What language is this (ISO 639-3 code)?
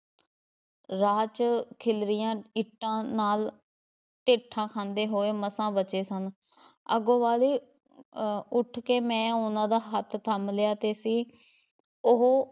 pan